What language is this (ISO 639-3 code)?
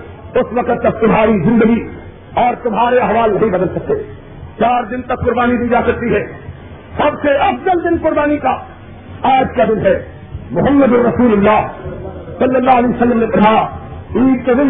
urd